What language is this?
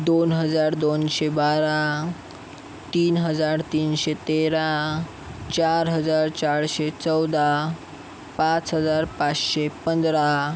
Marathi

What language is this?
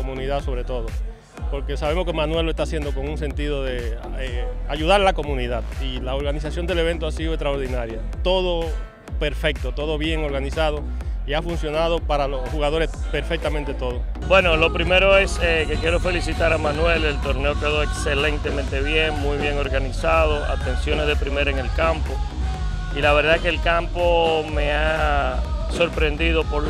Spanish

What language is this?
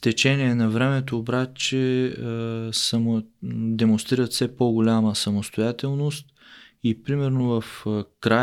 Bulgarian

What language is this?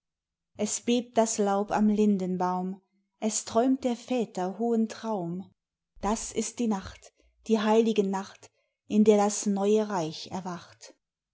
German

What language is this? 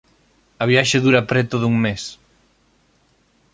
Galician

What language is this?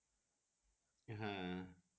Bangla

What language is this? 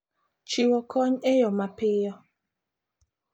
Luo (Kenya and Tanzania)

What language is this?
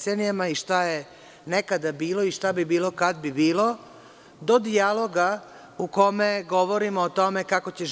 Serbian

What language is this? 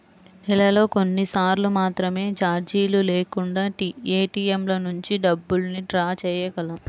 Telugu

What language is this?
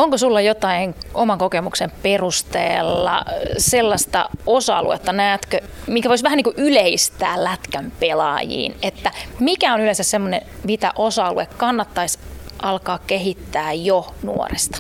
Finnish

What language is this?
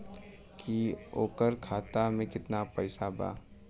Bhojpuri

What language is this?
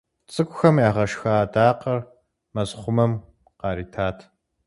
Kabardian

